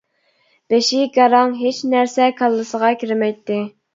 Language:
Uyghur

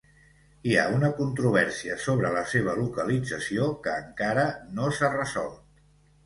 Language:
Catalan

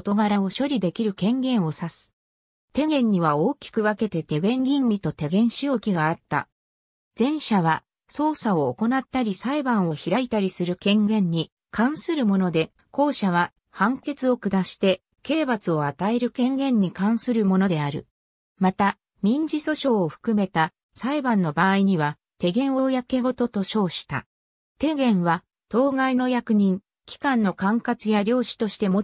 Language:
Japanese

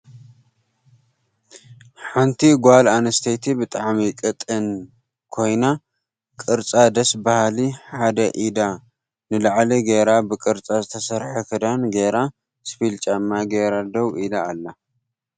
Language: Tigrinya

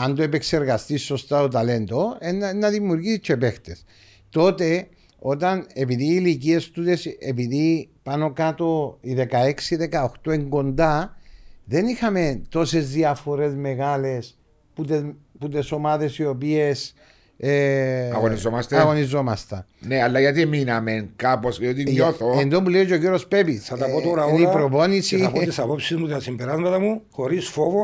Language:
Greek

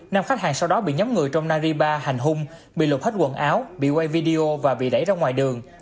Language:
Vietnamese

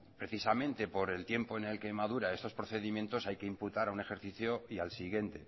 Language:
Spanish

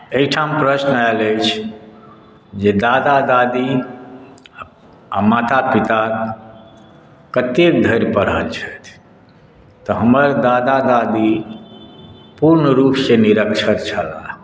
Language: Maithili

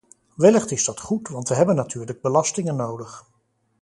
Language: Dutch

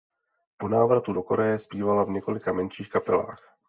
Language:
Czech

